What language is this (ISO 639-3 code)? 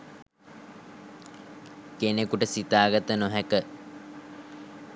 sin